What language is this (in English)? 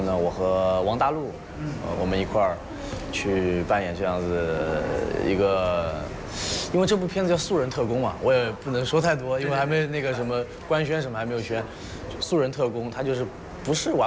Thai